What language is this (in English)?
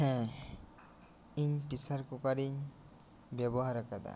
Santali